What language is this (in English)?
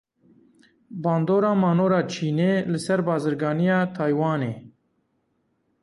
Kurdish